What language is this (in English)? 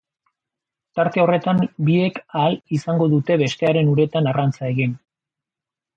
Basque